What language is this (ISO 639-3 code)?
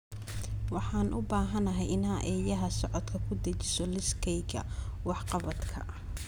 som